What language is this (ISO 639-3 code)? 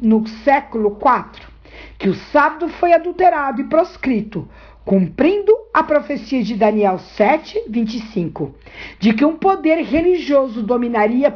por